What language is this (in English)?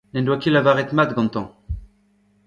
Breton